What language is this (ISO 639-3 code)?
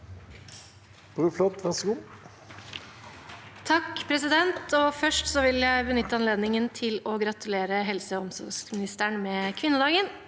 nor